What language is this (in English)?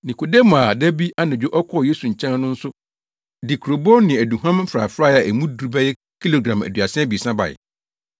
Akan